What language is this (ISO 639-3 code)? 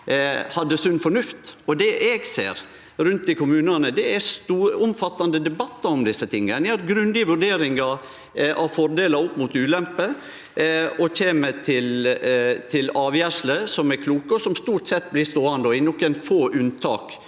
nor